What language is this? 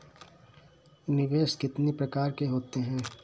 Hindi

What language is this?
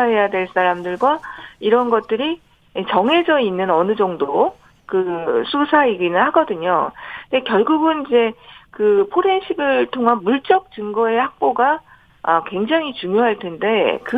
Korean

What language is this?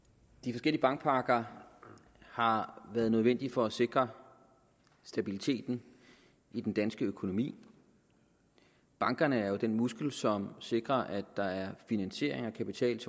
Danish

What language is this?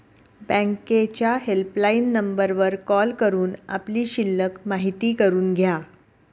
Marathi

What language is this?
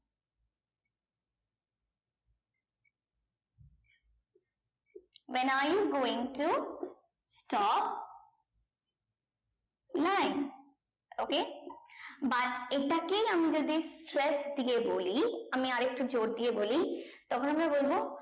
Bangla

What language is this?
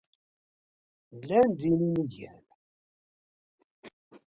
Kabyle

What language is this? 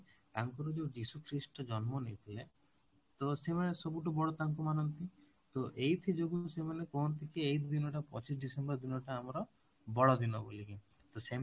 Odia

